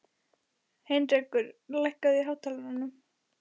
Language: Icelandic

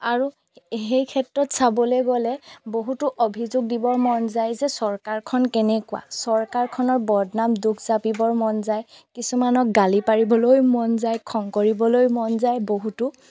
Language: Assamese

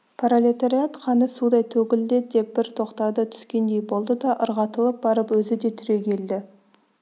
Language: Kazakh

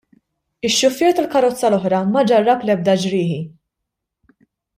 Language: Maltese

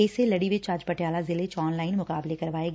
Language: Punjabi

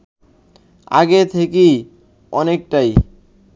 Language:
Bangla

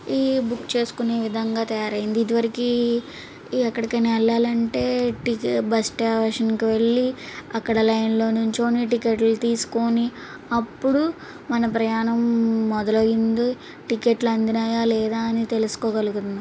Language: Telugu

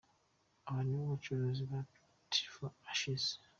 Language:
Kinyarwanda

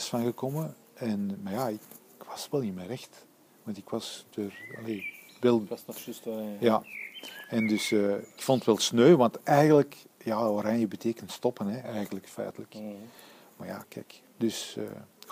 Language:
Dutch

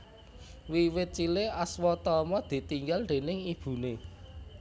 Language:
Javanese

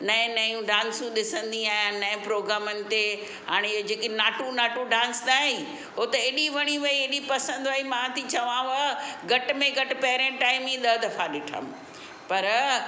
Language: Sindhi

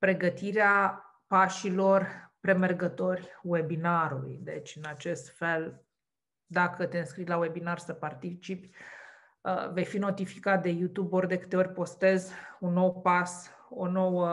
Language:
Romanian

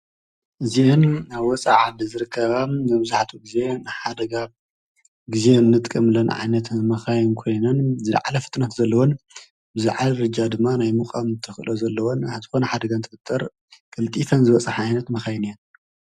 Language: Tigrinya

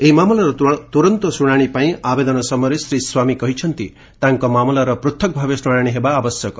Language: Odia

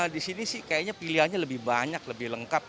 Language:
Indonesian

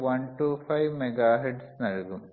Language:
Malayalam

